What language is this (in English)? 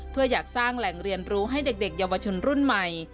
Thai